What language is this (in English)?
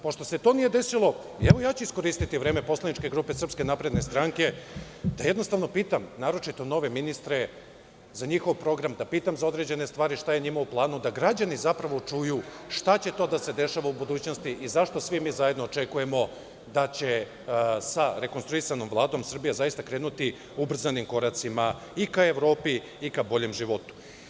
Serbian